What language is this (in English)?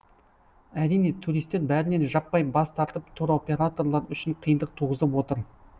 Kazakh